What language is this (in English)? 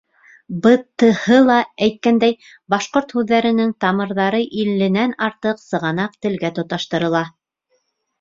Bashkir